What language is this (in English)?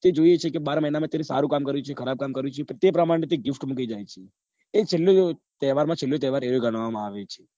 Gujarati